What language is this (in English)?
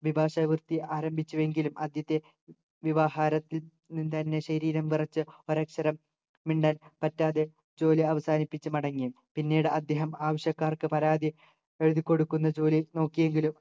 Malayalam